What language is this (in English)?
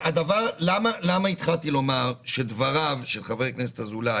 Hebrew